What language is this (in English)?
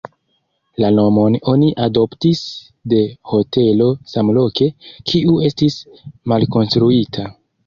Esperanto